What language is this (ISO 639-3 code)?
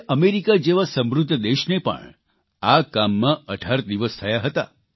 guj